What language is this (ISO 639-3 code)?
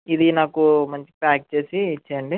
tel